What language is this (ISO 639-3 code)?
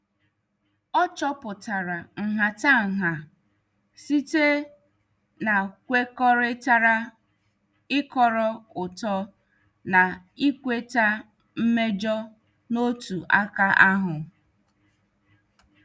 ibo